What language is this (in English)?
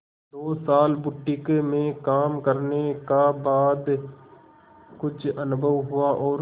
Hindi